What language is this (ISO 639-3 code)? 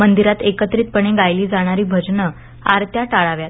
mar